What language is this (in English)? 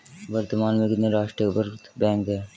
Hindi